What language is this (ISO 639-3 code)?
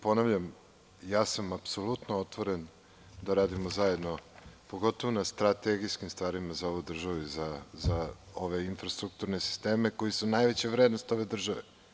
srp